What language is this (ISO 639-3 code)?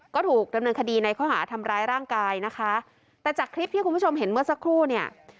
tha